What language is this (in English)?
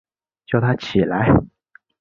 Chinese